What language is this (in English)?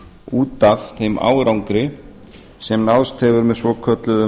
Icelandic